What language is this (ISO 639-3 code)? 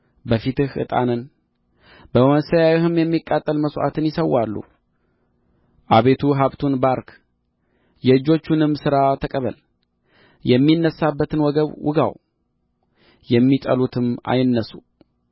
amh